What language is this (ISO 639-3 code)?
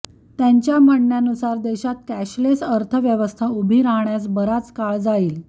mar